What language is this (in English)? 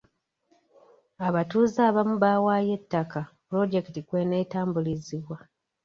Ganda